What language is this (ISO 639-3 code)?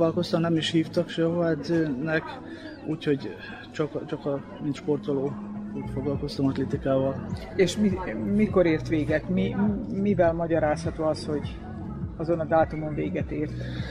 hun